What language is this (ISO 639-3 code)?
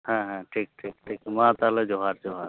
sat